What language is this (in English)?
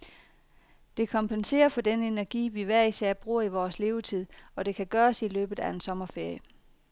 Danish